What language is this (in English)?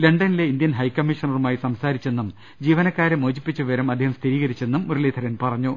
Malayalam